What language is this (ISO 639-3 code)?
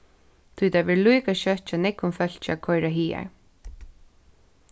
fao